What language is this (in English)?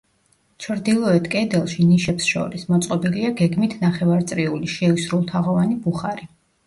Georgian